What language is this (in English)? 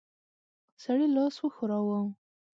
Pashto